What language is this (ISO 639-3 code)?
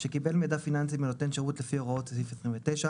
heb